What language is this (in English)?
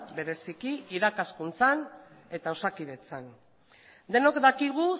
Basque